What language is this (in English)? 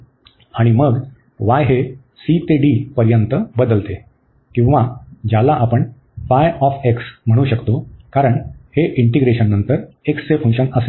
Marathi